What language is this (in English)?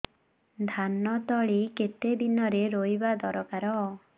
Odia